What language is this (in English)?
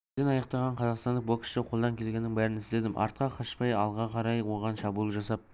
Kazakh